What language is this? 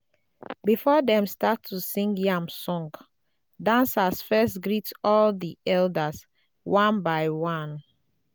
Nigerian Pidgin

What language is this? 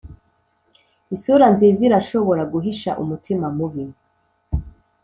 Kinyarwanda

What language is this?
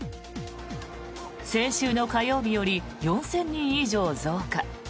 Japanese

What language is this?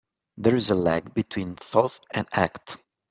English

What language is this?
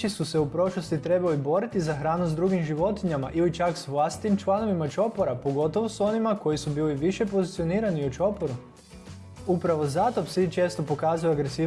Croatian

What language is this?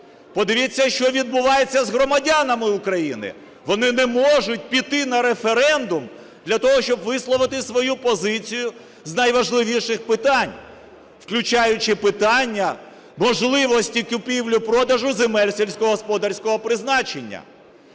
Ukrainian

